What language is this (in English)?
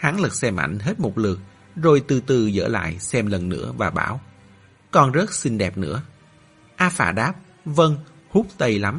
Vietnamese